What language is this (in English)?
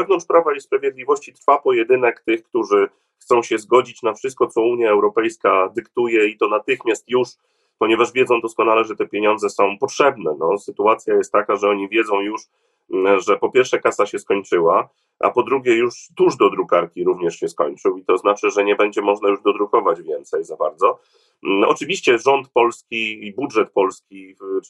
Polish